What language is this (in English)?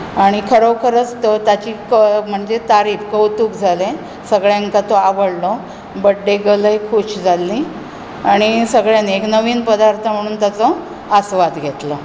Konkani